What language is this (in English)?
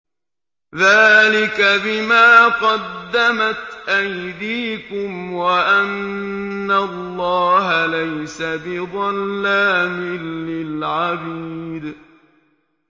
Arabic